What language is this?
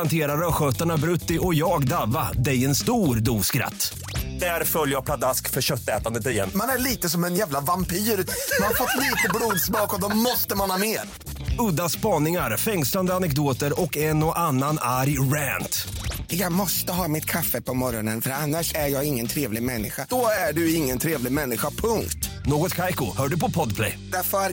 Swedish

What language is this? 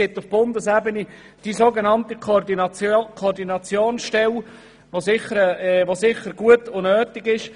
Swiss German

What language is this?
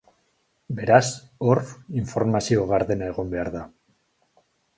Basque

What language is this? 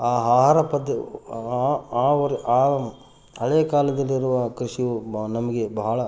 Kannada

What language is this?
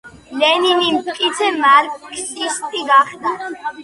Georgian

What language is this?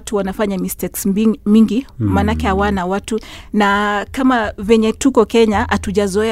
Swahili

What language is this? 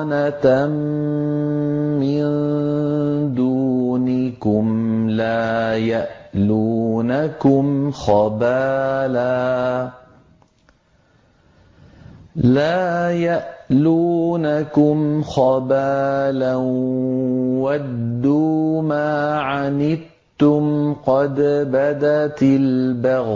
Arabic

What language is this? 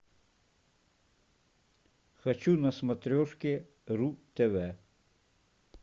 Russian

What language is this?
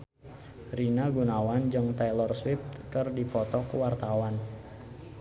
Sundanese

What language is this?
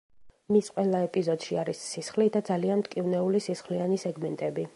Georgian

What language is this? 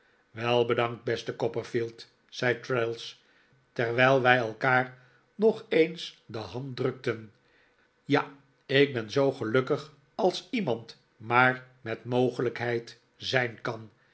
Dutch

